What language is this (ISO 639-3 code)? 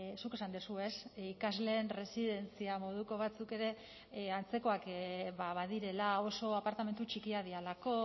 eus